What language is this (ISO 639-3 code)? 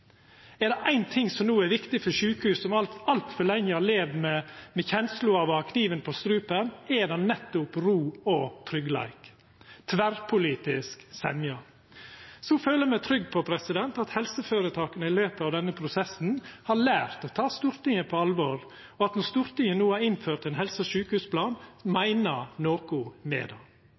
nno